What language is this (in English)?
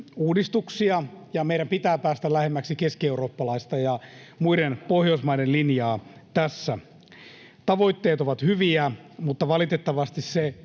Finnish